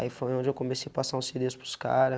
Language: Portuguese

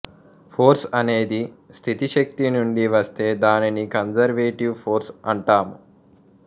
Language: Telugu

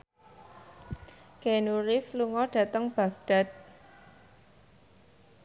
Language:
Javanese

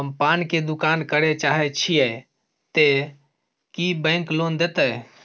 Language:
Maithili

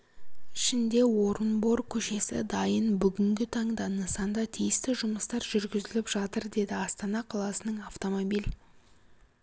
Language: Kazakh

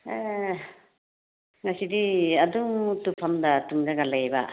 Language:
Manipuri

